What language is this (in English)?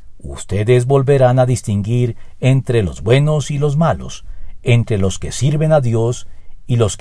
Spanish